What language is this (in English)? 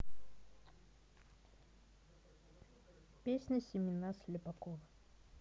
Russian